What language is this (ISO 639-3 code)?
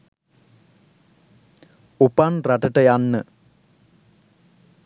sin